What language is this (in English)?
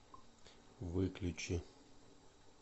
Russian